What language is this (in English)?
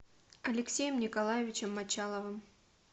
Russian